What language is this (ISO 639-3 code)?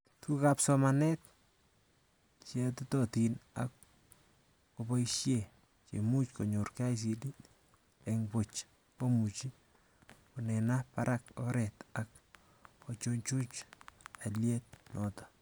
kln